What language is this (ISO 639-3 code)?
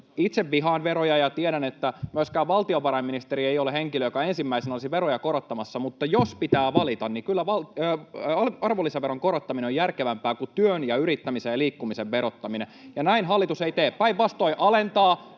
fin